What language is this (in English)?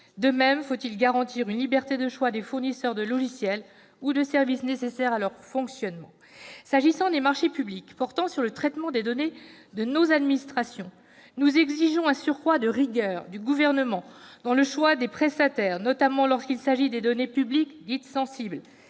French